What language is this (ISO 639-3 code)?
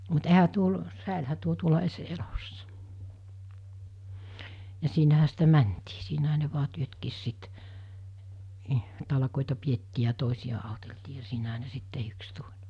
fin